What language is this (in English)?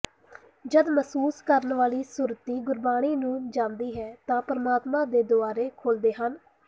Punjabi